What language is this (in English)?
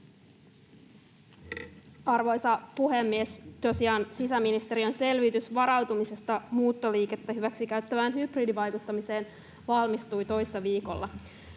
Finnish